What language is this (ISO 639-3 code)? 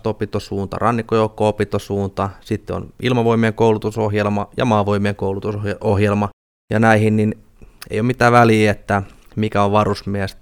fin